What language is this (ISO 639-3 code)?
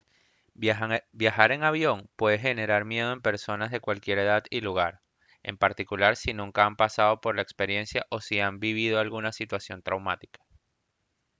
spa